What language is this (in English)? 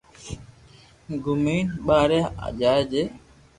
Loarki